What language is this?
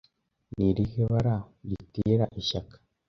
Kinyarwanda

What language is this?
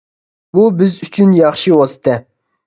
Uyghur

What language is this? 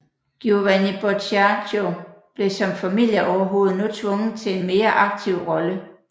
Danish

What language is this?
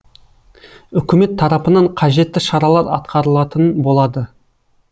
Kazakh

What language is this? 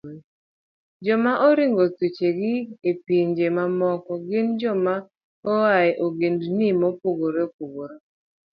Luo (Kenya and Tanzania)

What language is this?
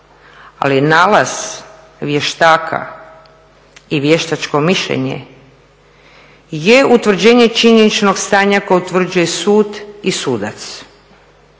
Croatian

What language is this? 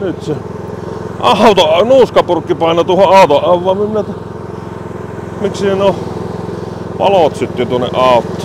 Finnish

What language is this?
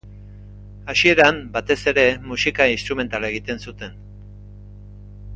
Basque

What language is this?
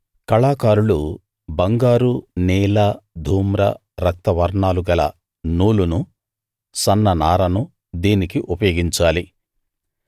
Telugu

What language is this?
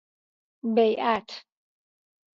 Persian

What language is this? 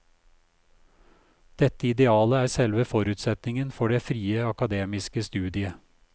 Norwegian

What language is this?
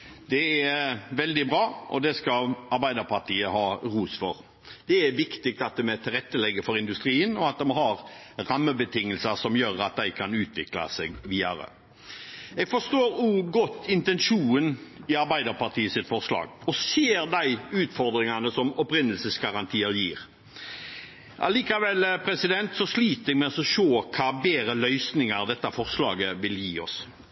Norwegian Bokmål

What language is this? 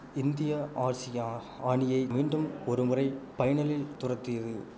Tamil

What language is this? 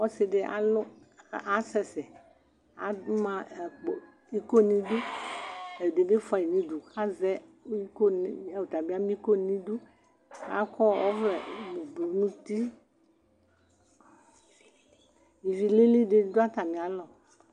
Ikposo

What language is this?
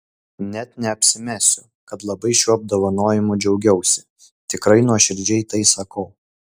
Lithuanian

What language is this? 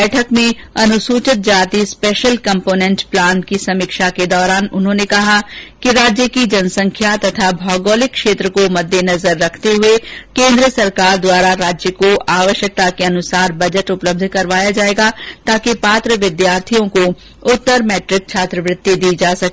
Hindi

